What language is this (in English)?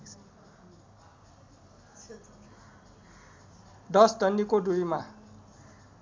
Nepali